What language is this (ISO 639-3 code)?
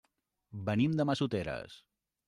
cat